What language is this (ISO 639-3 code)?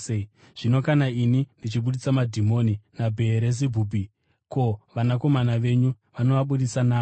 sna